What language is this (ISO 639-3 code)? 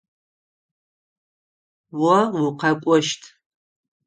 ady